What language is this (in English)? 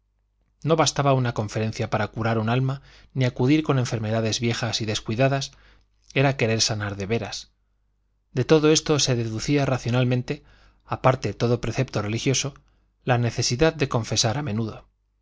Spanish